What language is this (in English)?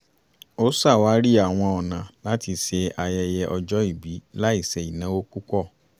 Yoruba